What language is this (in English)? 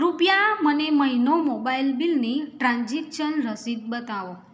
Gujarati